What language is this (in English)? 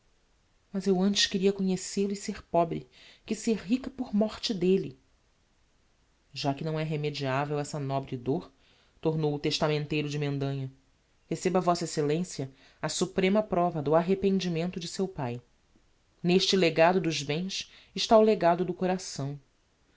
Portuguese